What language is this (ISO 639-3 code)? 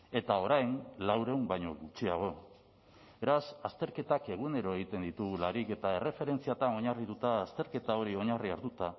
eus